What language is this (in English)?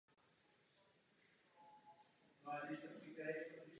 Czech